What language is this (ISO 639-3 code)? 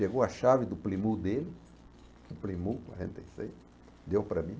por